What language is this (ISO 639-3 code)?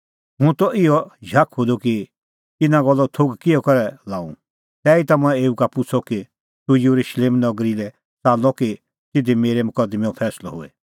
kfx